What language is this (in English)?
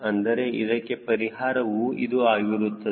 Kannada